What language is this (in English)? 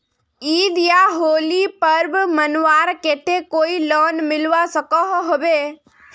Magahi